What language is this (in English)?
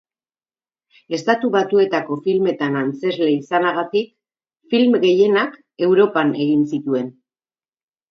Basque